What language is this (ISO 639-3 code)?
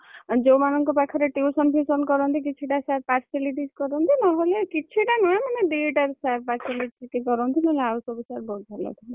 ori